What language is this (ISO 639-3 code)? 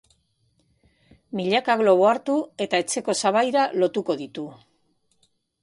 eus